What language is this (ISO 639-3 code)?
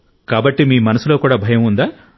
tel